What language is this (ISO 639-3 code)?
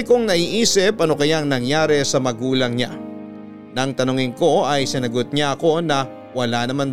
fil